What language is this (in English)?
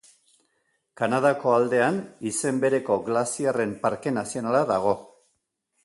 Basque